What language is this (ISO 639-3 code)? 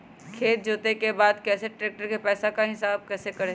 mag